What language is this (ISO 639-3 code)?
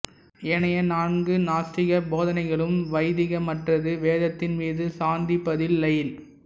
tam